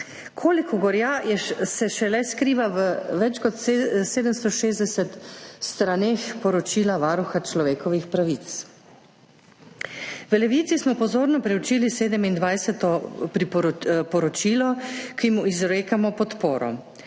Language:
Slovenian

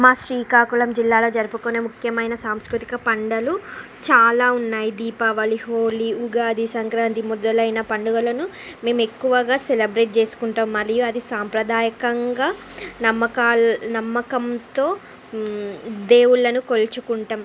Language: Telugu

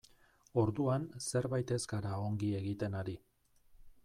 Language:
Basque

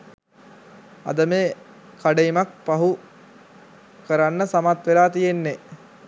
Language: Sinhala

